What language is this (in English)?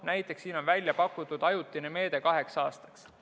Estonian